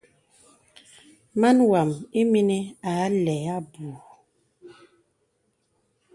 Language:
Bebele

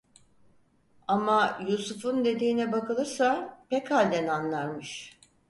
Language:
Turkish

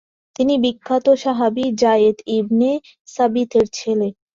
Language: Bangla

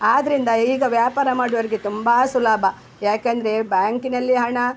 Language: Kannada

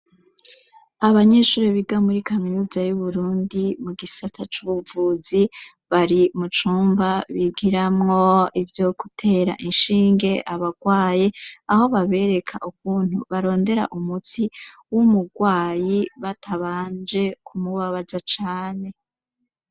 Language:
Rundi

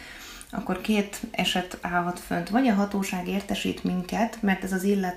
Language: Hungarian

